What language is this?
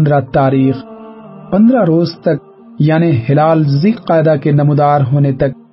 Urdu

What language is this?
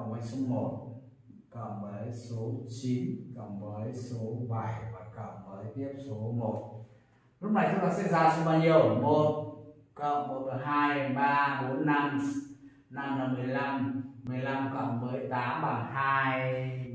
Vietnamese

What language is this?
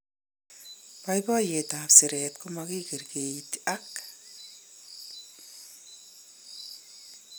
Kalenjin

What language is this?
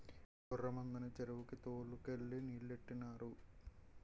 Telugu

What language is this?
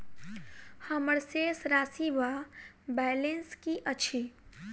Maithili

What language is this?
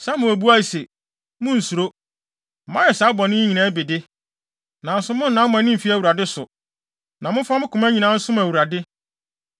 Akan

